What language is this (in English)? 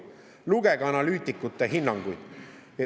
Estonian